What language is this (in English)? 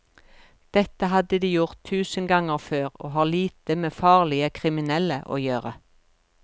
Norwegian